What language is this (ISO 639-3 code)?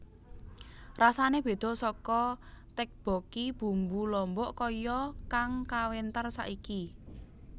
jav